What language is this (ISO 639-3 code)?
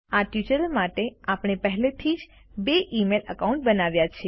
guj